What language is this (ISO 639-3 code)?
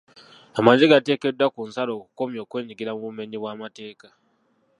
lug